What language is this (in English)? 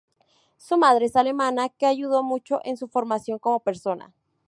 Spanish